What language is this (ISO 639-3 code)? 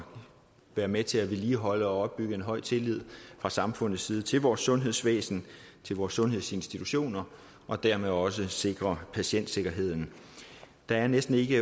dan